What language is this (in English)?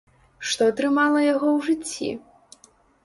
Belarusian